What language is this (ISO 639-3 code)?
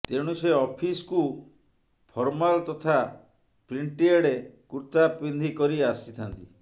ori